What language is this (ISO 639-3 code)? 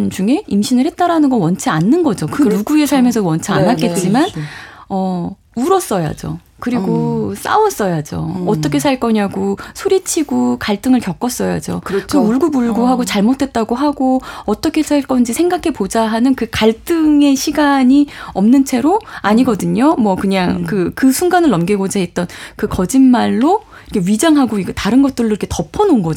kor